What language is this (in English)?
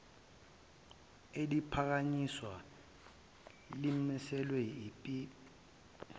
Zulu